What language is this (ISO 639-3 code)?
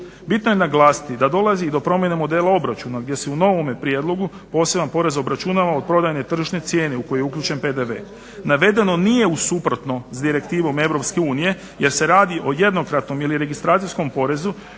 hrv